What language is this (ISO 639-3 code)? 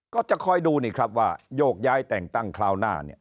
tha